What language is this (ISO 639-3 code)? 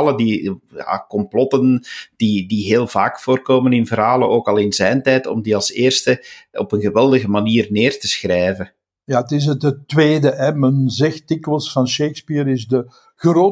nld